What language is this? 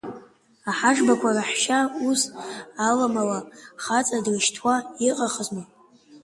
Abkhazian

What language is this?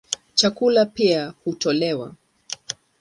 Swahili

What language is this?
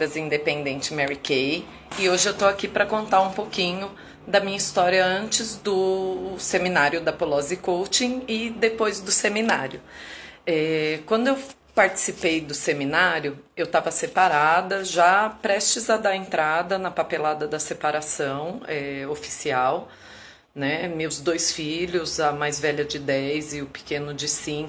Portuguese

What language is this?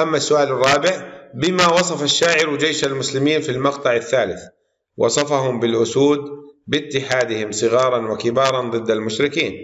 Arabic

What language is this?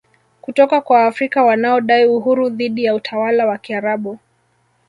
Swahili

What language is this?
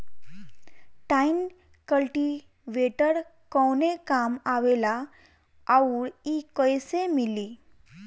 Bhojpuri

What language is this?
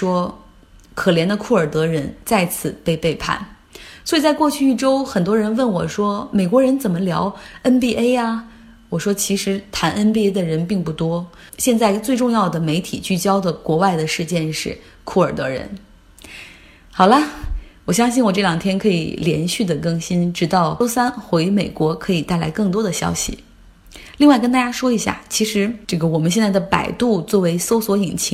Chinese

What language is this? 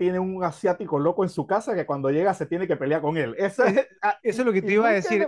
Spanish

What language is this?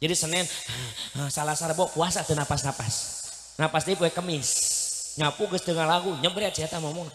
Indonesian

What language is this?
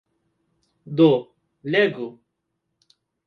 Esperanto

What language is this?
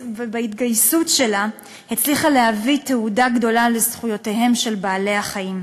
Hebrew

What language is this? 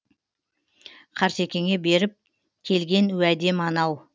Kazakh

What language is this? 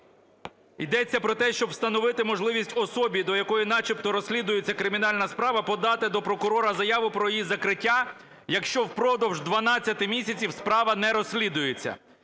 Ukrainian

